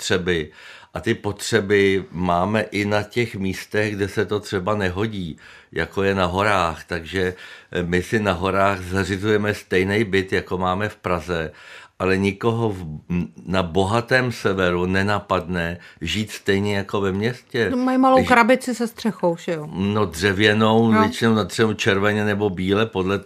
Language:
Czech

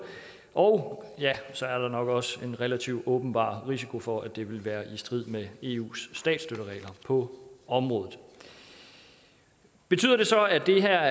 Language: Danish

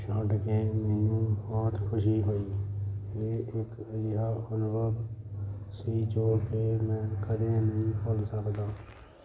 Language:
Punjabi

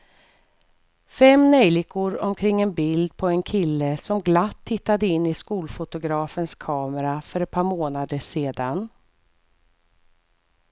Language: Swedish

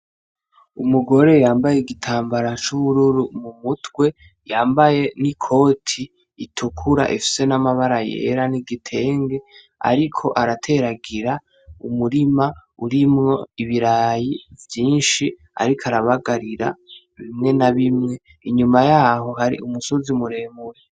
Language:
Rundi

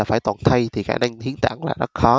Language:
Vietnamese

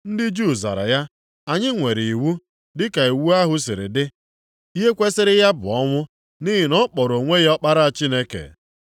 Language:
Igbo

